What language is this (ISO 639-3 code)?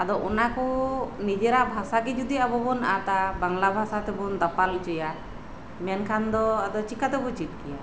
sat